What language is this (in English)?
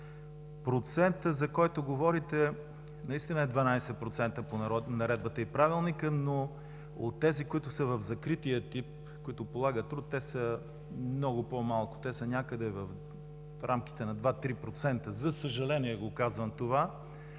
Bulgarian